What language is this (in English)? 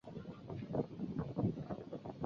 Chinese